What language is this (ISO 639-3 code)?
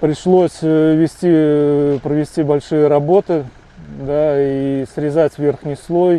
rus